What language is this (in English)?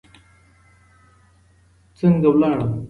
Pashto